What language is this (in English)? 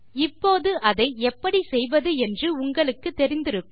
Tamil